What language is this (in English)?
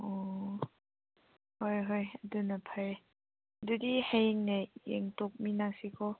Manipuri